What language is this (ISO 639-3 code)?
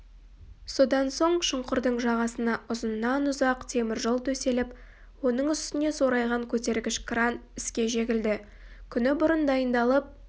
kaz